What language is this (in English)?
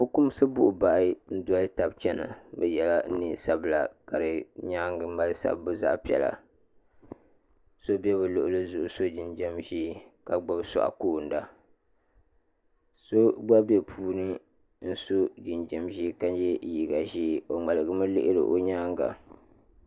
Dagbani